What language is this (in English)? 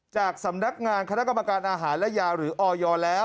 Thai